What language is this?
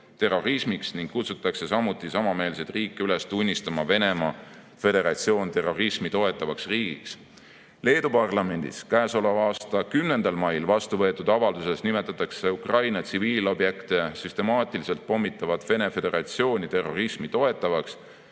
Estonian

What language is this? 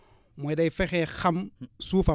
Wolof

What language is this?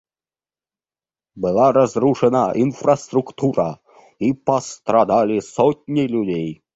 Russian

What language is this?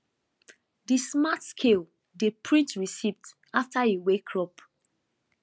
Nigerian Pidgin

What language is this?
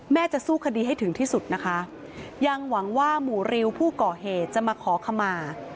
Thai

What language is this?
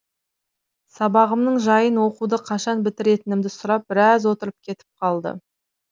Kazakh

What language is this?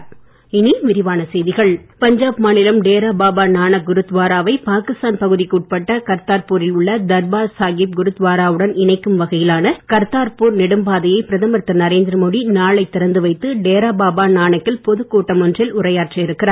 Tamil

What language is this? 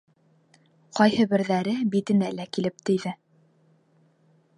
Bashkir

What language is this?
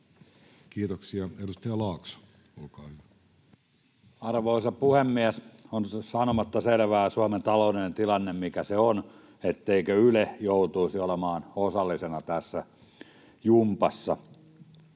Finnish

